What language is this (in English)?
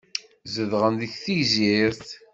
Kabyle